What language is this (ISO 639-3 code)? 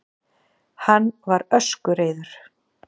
isl